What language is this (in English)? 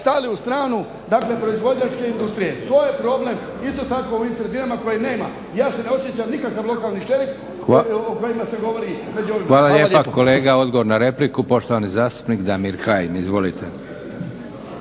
Croatian